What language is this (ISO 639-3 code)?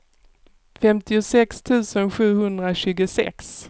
swe